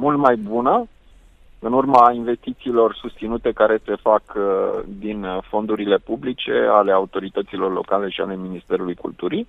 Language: Romanian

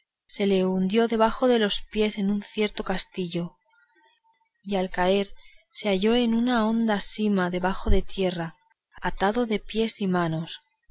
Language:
Spanish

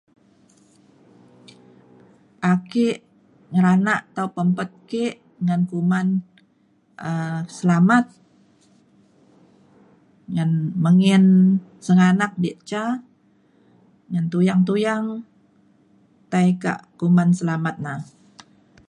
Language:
Mainstream Kenyah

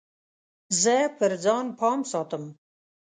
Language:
Pashto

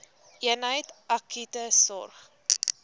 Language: Afrikaans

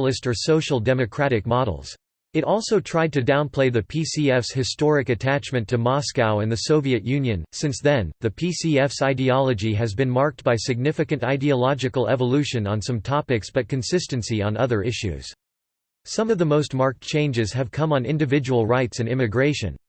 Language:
English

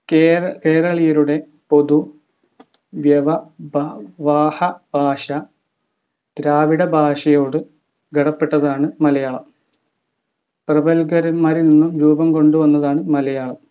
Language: Malayalam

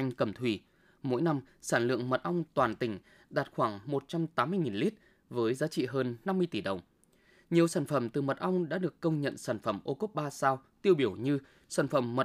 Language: Vietnamese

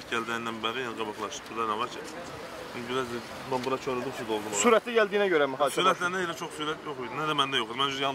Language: Dutch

